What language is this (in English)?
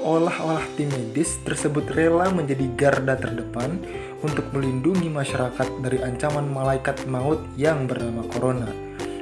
Indonesian